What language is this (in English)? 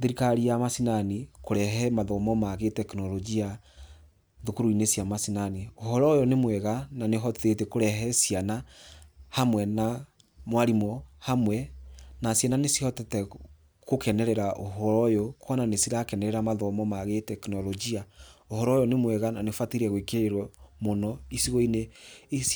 Kikuyu